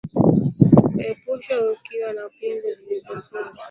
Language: Swahili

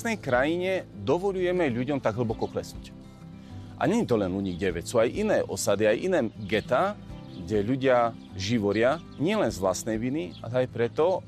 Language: Slovak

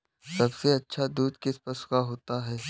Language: Hindi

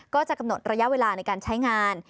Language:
Thai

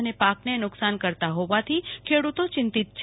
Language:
Gujarati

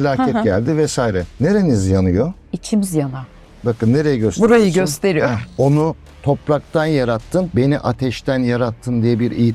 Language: Turkish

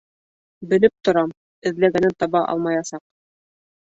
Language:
Bashkir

